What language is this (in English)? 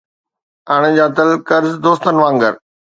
Sindhi